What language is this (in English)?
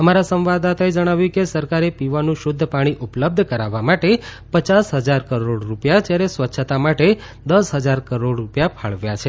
Gujarati